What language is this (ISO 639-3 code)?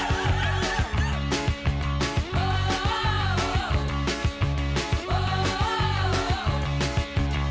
isl